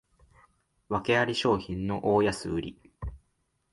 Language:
Japanese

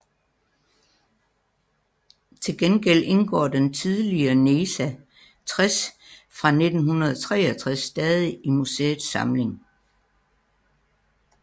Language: Danish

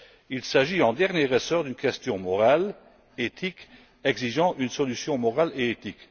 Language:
French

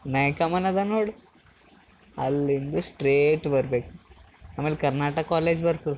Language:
Kannada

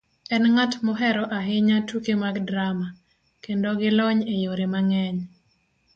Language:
Luo (Kenya and Tanzania)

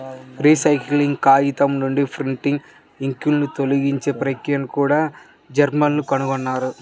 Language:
Telugu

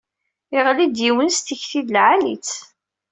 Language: Kabyle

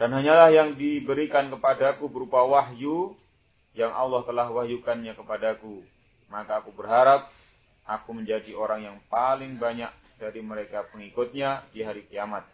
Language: Indonesian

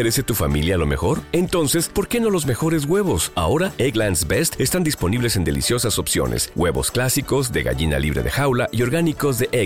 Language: Spanish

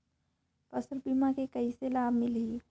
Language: Chhattisgarhi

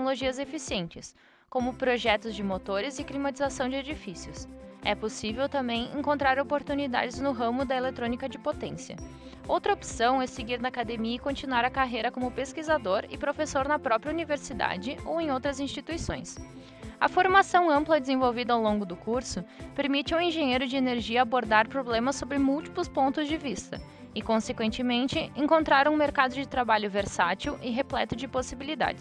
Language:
Portuguese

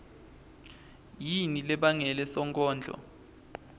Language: Swati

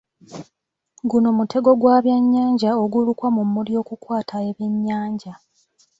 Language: Ganda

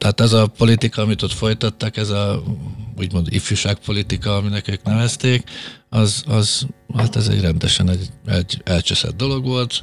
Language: Hungarian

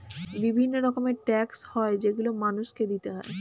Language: Bangla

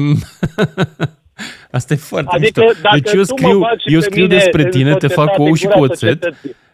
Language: Romanian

